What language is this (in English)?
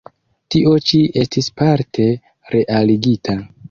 Esperanto